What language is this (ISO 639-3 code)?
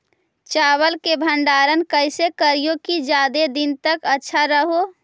mag